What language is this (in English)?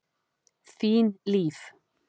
Icelandic